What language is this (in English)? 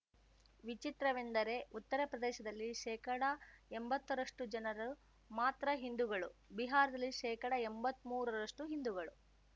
Kannada